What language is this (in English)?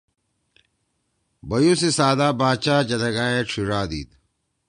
Torwali